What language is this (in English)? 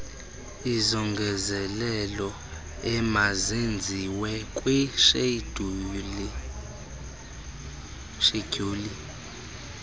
Xhosa